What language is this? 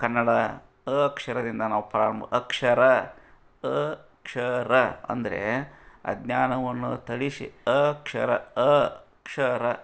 Kannada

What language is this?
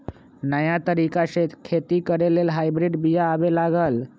Magahi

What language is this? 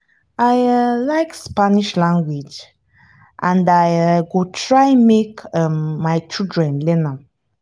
Nigerian Pidgin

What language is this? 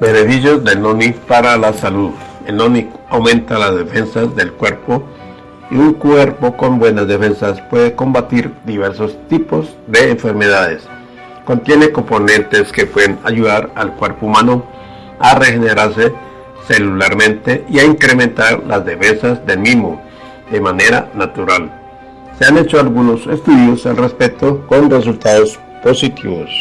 Spanish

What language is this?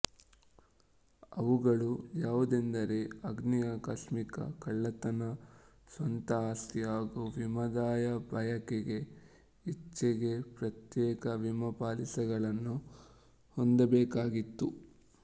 Kannada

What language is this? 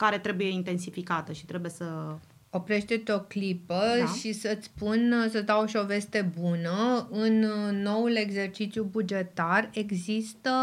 Romanian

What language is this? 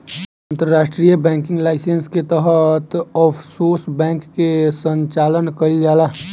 Bhojpuri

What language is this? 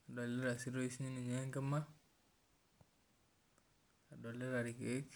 Masai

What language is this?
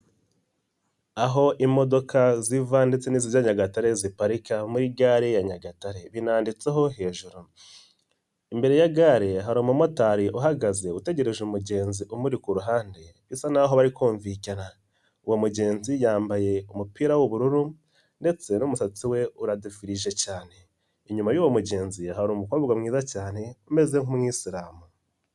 Kinyarwanda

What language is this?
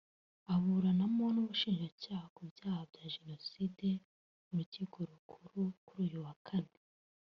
Kinyarwanda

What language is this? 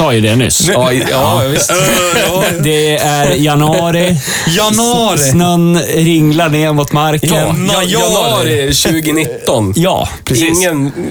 Swedish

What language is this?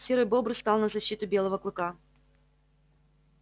Russian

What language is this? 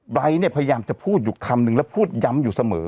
Thai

